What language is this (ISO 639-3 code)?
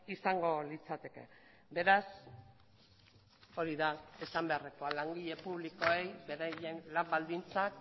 eus